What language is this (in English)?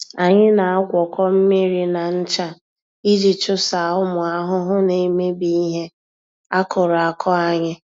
Igbo